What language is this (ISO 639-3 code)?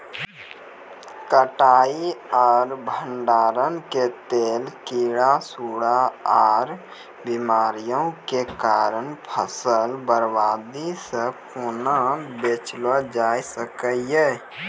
mai